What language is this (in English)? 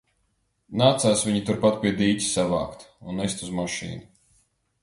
Latvian